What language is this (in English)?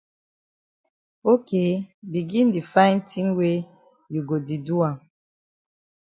Cameroon Pidgin